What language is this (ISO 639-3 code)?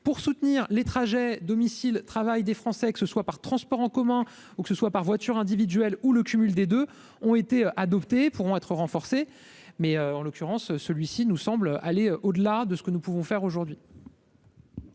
fra